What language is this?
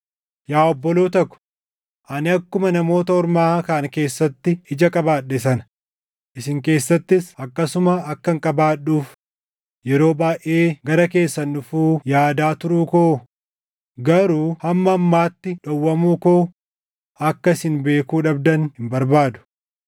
Oromo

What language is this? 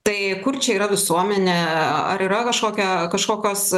Lithuanian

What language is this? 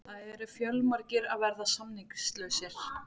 Icelandic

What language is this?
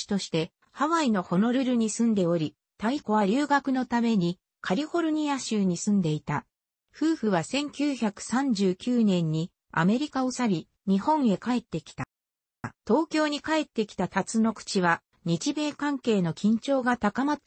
Japanese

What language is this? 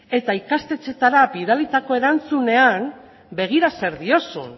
Basque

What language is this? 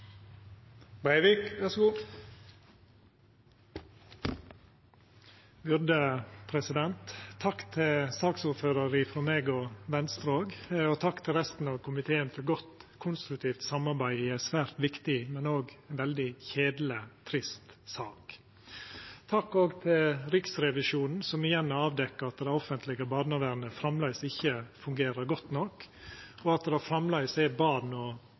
Norwegian Nynorsk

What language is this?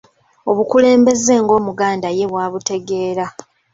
Ganda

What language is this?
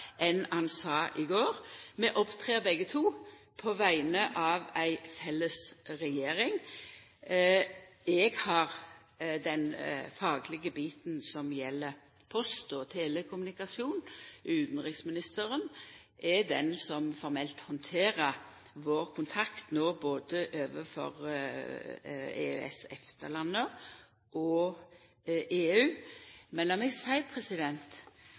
Norwegian Nynorsk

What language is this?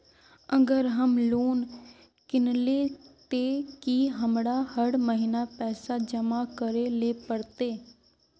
Magahi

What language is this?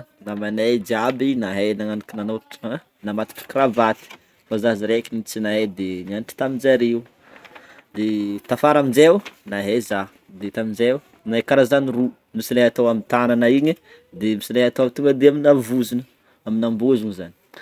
Northern Betsimisaraka Malagasy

